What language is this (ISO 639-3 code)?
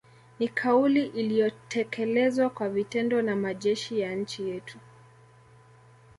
swa